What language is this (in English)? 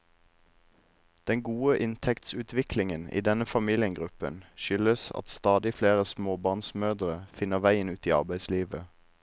Norwegian